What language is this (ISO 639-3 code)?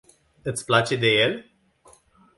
ron